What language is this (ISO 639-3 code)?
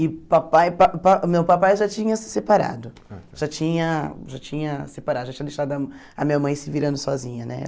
por